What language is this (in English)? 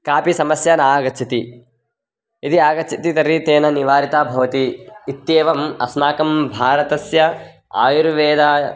Sanskrit